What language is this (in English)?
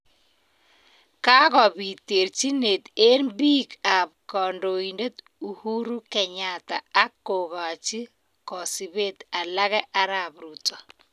Kalenjin